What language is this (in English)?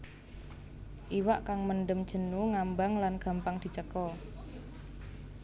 Javanese